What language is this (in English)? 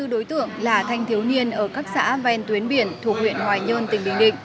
Vietnamese